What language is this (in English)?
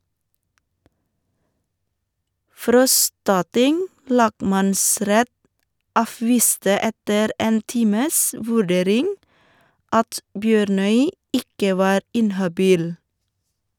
Norwegian